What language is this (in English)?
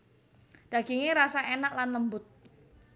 Javanese